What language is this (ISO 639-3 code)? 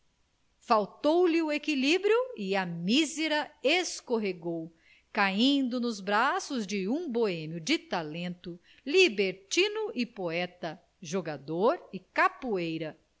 por